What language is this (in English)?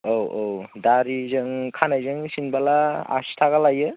Bodo